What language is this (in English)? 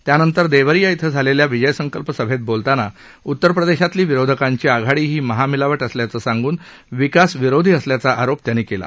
Marathi